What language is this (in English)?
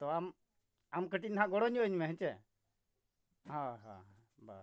Santali